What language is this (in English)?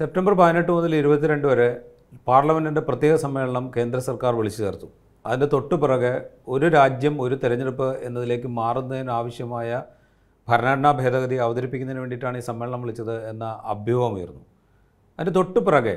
Malayalam